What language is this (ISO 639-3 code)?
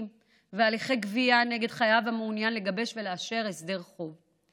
heb